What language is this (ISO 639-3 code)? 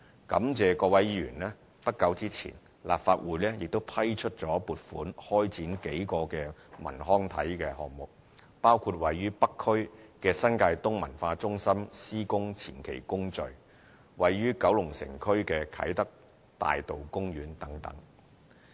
yue